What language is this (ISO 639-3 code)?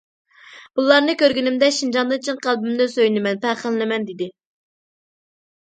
uig